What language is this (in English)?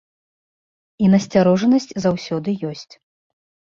Belarusian